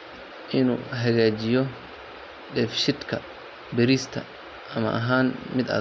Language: Somali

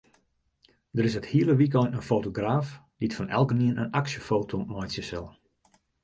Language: Western Frisian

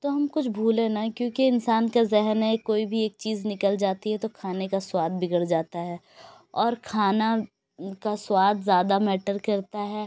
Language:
Urdu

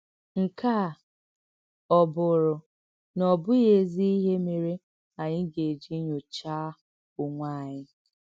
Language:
Igbo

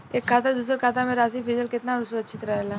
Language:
Bhojpuri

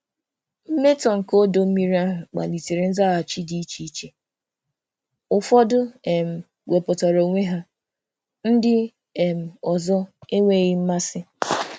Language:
Igbo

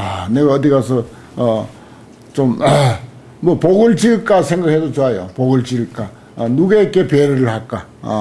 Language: Korean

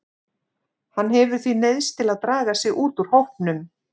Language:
Icelandic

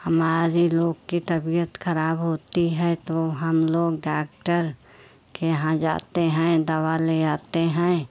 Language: Hindi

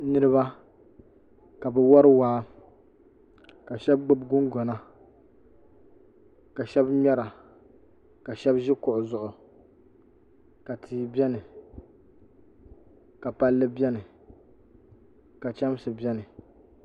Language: Dagbani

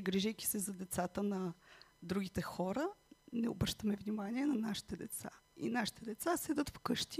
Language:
Bulgarian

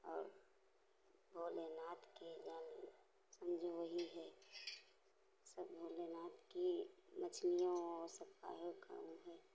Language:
Hindi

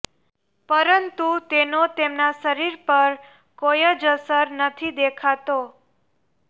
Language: Gujarati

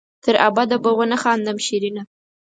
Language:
Pashto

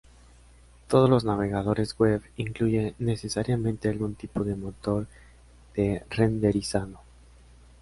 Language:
Spanish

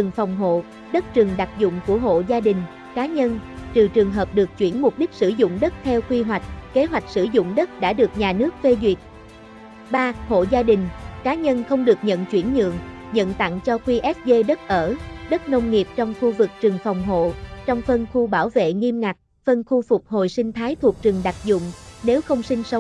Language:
Vietnamese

